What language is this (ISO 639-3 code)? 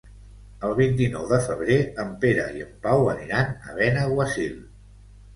cat